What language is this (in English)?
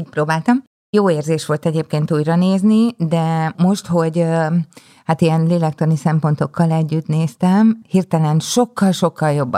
Hungarian